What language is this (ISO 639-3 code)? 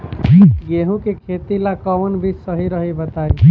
bho